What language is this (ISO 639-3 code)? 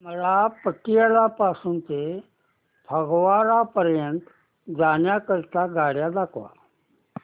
mar